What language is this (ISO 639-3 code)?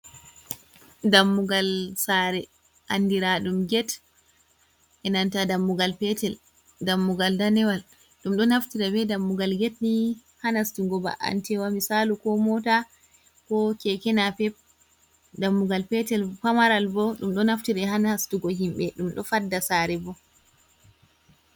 ful